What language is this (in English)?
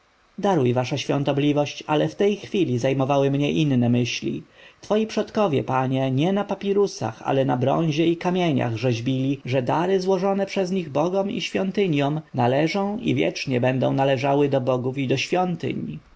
Polish